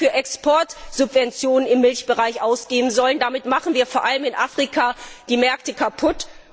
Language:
German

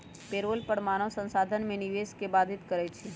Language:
Magahi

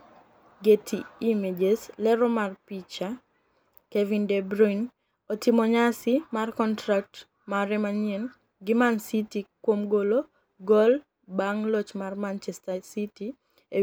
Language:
Luo (Kenya and Tanzania)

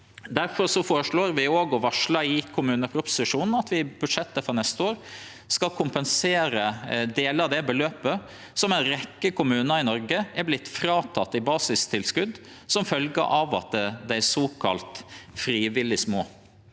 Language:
Norwegian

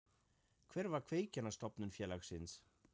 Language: Icelandic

